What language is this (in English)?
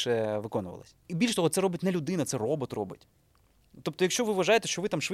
Ukrainian